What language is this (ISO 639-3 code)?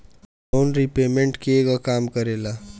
bho